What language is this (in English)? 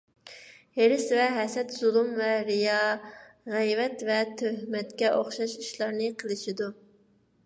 Uyghur